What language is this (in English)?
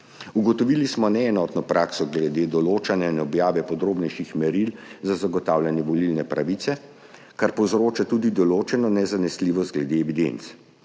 Slovenian